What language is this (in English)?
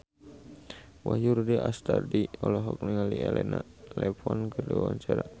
Sundanese